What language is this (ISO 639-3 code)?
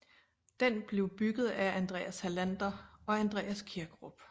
dan